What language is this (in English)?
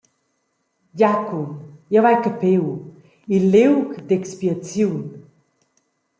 Romansh